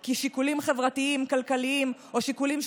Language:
Hebrew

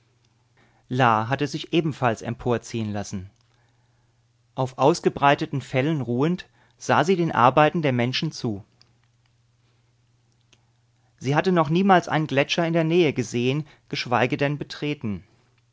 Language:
German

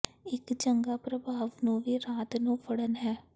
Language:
Punjabi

